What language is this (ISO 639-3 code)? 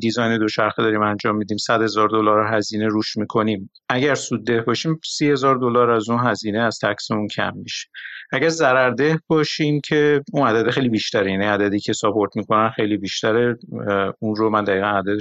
fas